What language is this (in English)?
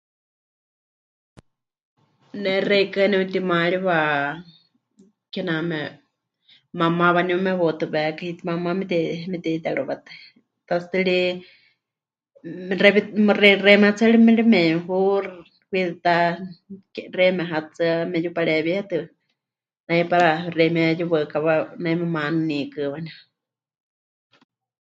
Huichol